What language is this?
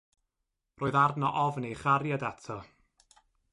Welsh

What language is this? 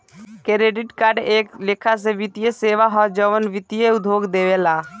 Bhojpuri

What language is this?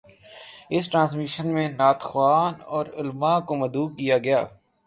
Urdu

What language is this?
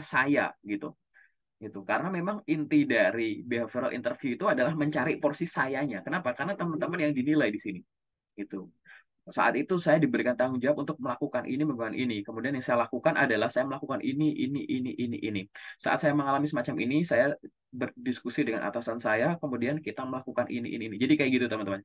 Indonesian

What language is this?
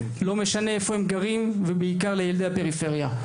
Hebrew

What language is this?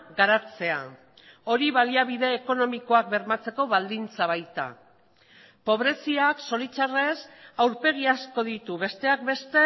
Basque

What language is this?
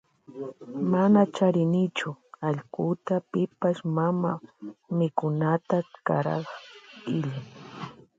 Loja Highland Quichua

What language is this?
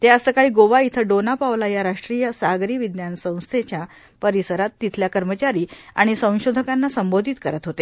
Marathi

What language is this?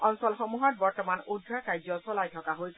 Assamese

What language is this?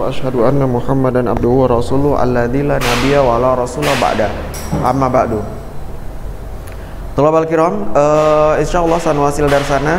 Indonesian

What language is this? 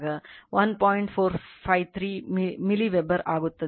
Kannada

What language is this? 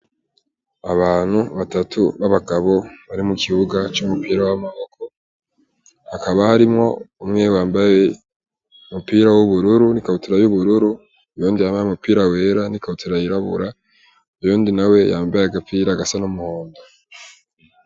Rundi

